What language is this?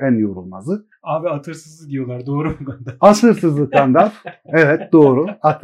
Turkish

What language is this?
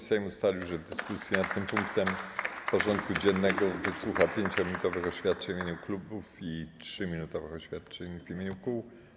Polish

